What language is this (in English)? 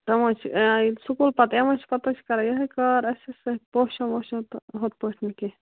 Kashmiri